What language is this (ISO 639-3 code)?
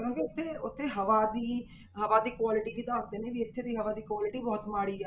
pan